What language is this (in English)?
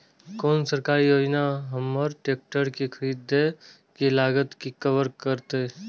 Maithili